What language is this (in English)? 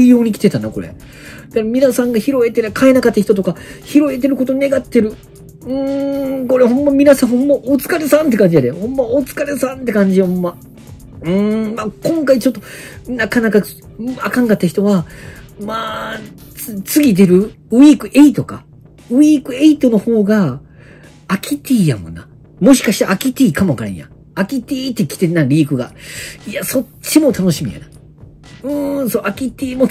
Japanese